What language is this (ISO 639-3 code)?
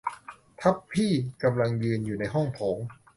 tha